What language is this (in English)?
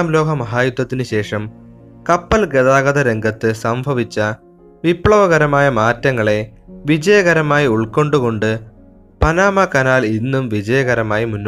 Malayalam